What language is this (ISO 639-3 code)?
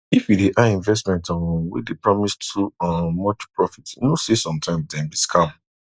pcm